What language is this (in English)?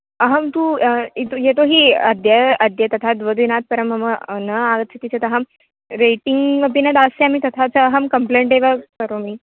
Sanskrit